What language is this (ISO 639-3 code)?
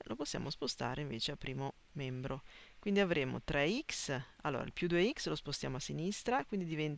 ita